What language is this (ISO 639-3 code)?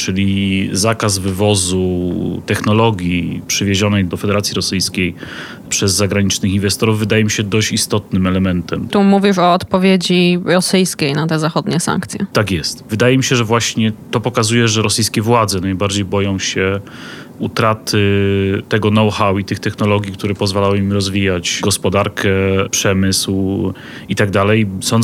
pol